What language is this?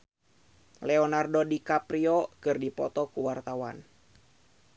Sundanese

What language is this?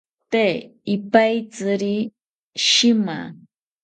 South Ucayali Ashéninka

